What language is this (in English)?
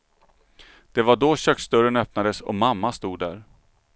Swedish